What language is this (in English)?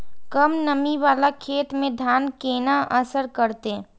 Maithili